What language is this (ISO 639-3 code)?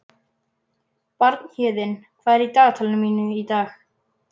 isl